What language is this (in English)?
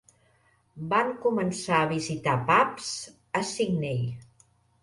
Catalan